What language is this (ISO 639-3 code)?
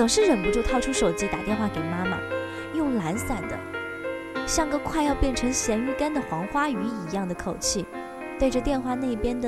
zho